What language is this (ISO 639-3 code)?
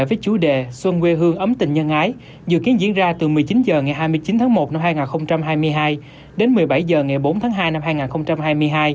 vie